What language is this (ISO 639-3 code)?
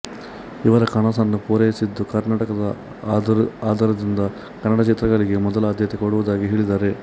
kan